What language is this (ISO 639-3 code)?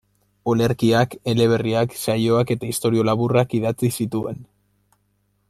eus